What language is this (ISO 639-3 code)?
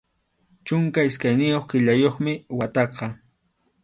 qxu